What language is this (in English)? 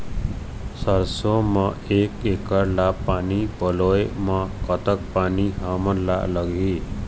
Chhattisgarhi